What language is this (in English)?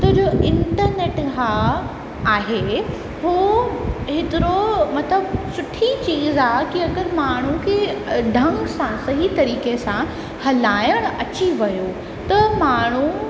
Sindhi